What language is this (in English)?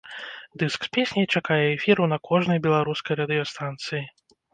Belarusian